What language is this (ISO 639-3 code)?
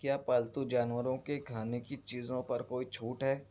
urd